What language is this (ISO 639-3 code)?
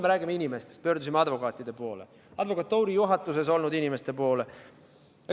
est